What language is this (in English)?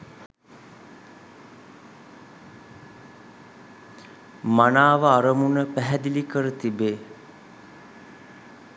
Sinhala